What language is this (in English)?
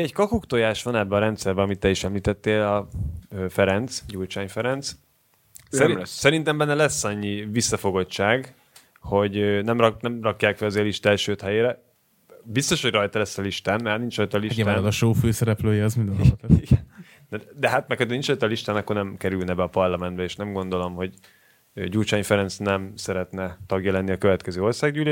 Hungarian